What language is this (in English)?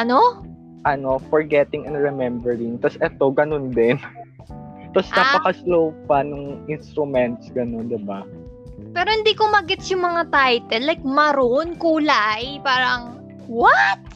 Filipino